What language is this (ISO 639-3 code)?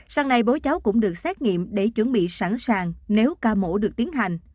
vie